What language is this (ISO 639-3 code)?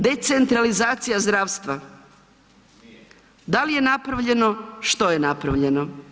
hrv